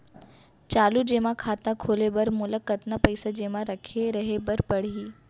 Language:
Chhattisgarhi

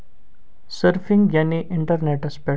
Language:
Kashmiri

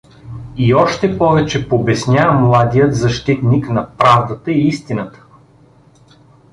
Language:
Bulgarian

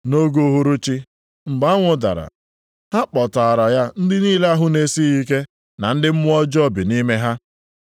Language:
Igbo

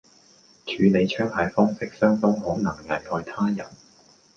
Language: Cantonese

